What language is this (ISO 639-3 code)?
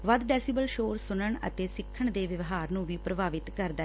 pan